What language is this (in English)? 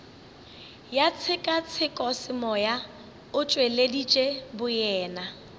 Northern Sotho